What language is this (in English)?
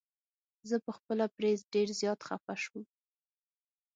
Pashto